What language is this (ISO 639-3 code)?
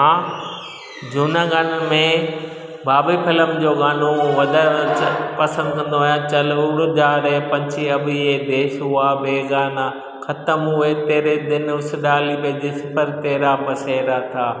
snd